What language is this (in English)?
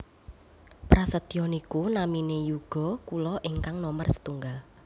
Javanese